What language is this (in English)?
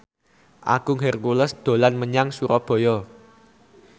Javanese